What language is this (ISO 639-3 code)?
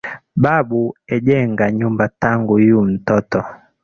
swa